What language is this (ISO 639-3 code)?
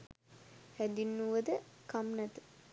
sin